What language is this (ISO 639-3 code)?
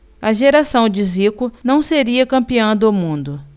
por